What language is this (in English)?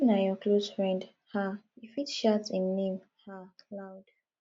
Nigerian Pidgin